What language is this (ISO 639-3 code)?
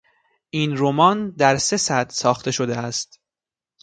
fas